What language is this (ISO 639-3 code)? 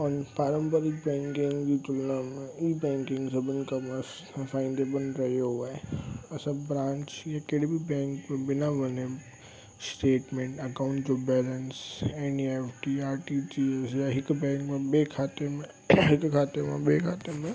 snd